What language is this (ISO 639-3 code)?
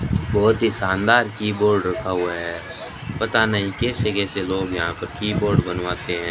hin